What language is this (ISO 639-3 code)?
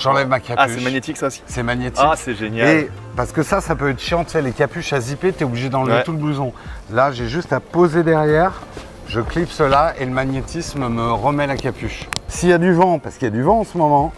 fra